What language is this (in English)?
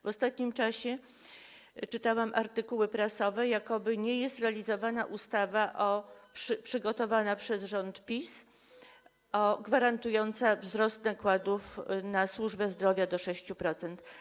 Polish